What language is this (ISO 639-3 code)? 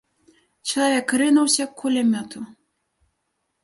bel